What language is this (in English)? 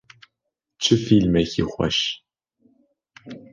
Kurdish